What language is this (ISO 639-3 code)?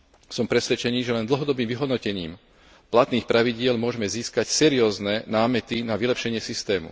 slk